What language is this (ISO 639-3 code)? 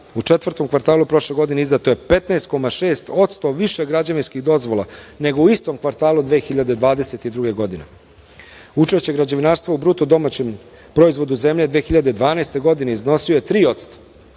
srp